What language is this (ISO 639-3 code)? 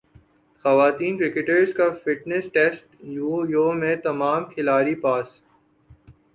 urd